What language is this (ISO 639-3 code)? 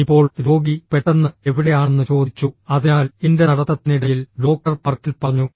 mal